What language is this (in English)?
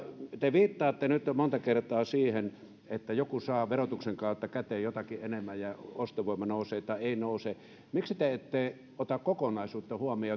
Finnish